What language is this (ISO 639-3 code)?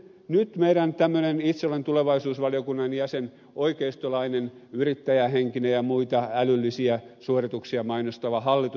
fin